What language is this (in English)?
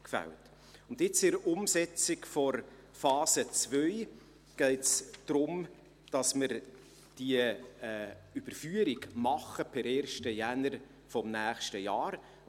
Swiss German